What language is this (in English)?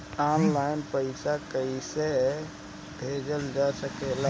Bhojpuri